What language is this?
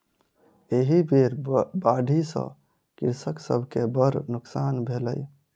Maithili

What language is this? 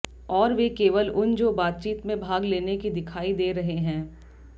Hindi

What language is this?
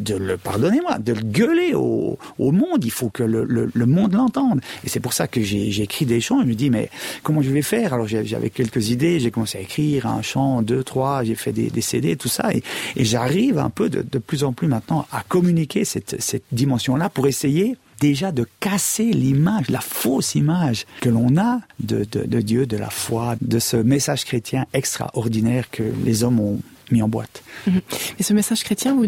French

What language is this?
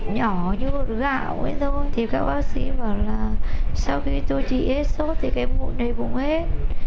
Vietnamese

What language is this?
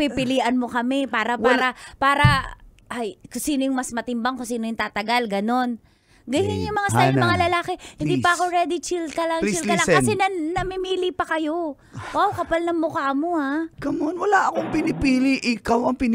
Filipino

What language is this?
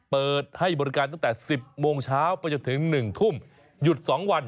Thai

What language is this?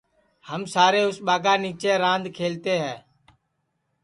Sansi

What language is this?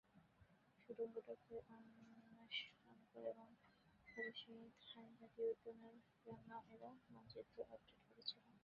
Bangla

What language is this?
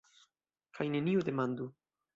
Esperanto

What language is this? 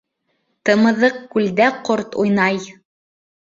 Bashkir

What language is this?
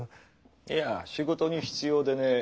Japanese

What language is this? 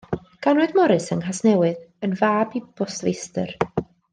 Welsh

